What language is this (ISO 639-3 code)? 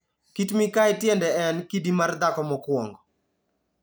luo